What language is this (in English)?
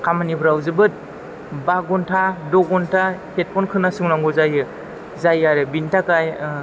Bodo